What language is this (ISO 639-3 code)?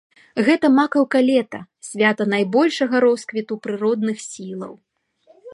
bel